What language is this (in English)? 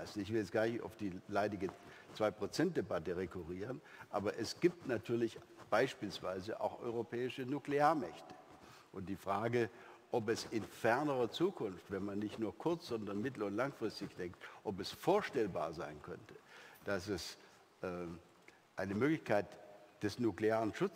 German